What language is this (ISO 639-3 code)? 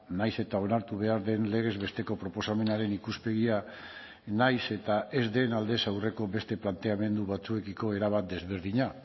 eus